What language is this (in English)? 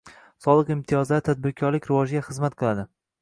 Uzbek